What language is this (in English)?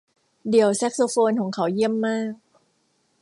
Thai